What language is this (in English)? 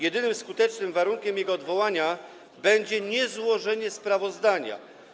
Polish